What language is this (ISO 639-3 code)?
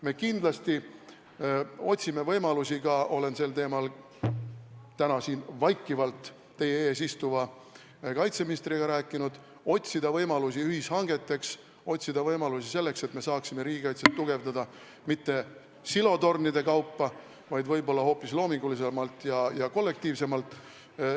est